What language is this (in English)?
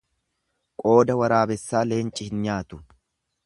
Oromo